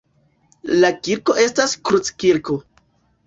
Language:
Esperanto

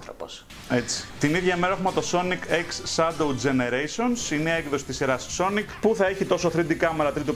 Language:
Greek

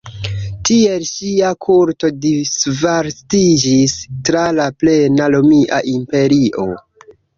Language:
Esperanto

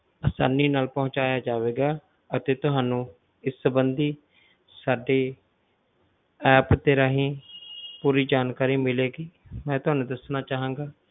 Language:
Punjabi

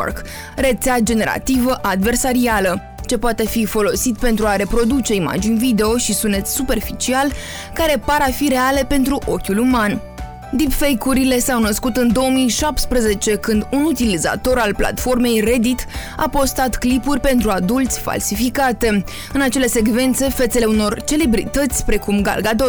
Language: Romanian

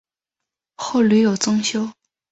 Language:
Chinese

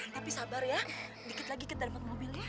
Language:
Indonesian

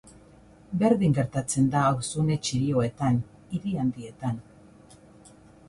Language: Basque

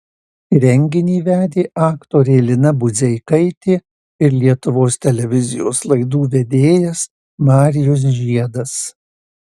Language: Lithuanian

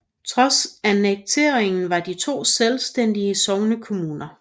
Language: Danish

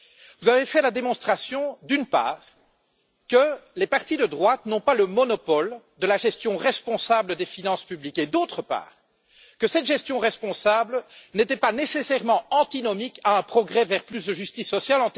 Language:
French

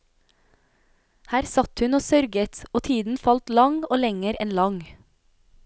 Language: Norwegian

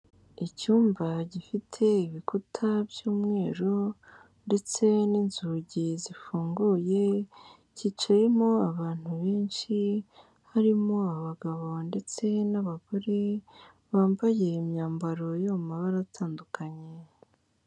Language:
Kinyarwanda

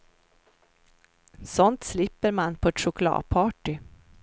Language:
Swedish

